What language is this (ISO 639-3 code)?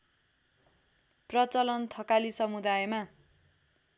nep